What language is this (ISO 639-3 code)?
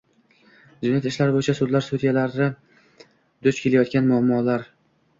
uzb